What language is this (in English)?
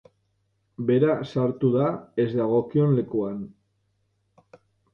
Basque